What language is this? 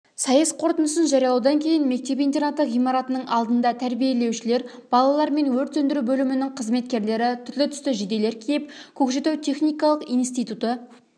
Kazakh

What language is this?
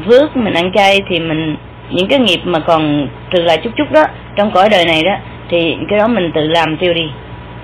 Vietnamese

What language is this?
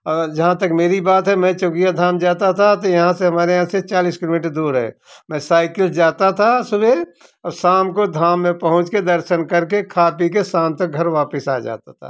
Hindi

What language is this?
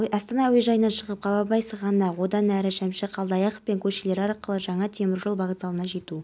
Kazakh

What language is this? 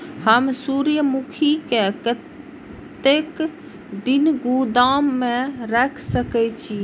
Maithili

